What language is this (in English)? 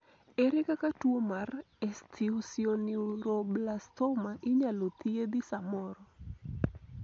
Luo (Kenya and Tanzania)